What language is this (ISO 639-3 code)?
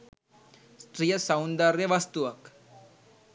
sin